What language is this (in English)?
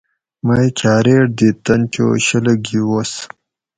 Gawri